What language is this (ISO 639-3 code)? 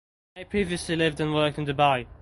eng